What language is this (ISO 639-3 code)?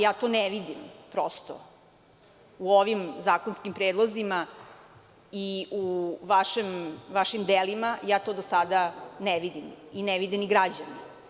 srp